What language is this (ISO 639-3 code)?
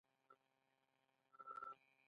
pus